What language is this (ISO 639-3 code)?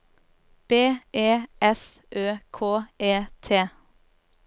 nor